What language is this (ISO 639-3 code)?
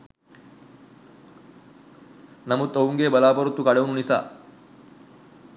sin